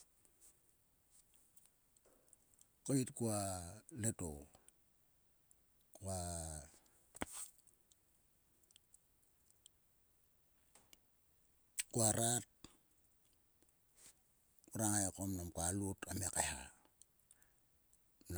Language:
Sulka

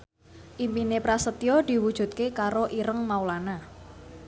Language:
Javanese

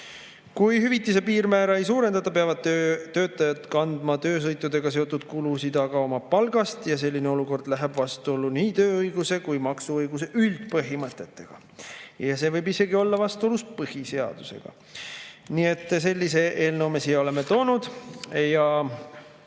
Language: Estonian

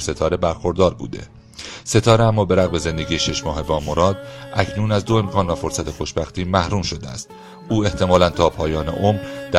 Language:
Persian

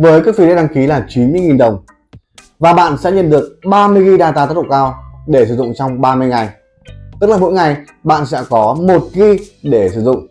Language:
Vietnamese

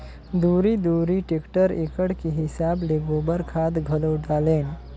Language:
Chhattisgarhi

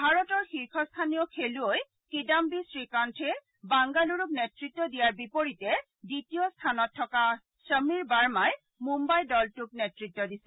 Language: Assamese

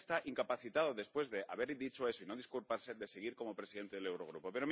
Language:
Spanish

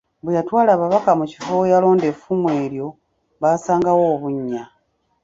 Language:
Ganda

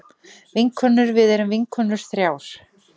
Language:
Icelandic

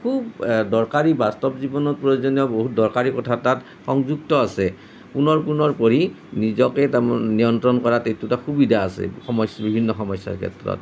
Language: Assamese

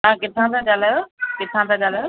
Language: Sindhi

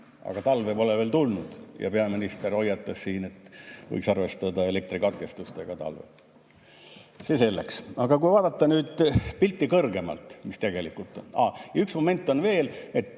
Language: Estonian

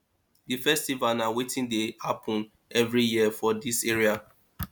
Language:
Nigerian Pidgin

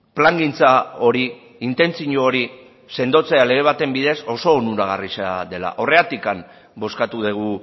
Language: Basque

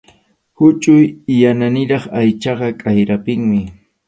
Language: Arequipa-La Unión Quechua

